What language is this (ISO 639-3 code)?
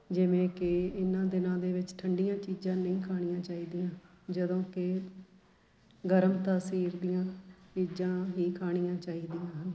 pan